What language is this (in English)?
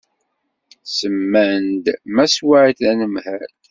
Kabyle